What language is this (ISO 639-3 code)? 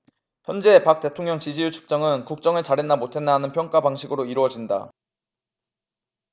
kor